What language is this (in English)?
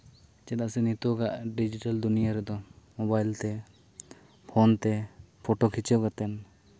Santali